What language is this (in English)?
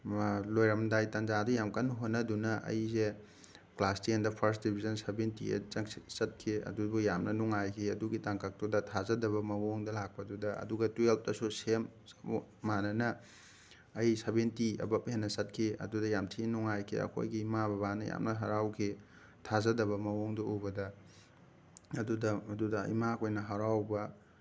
Manipuri